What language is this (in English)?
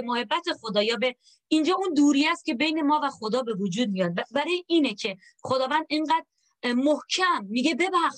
Persian